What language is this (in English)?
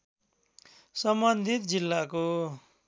Nepali